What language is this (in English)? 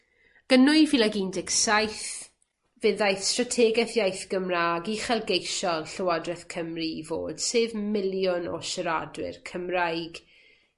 Welsh